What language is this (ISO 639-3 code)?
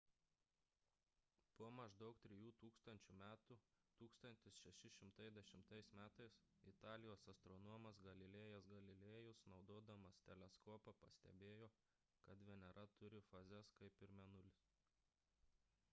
lit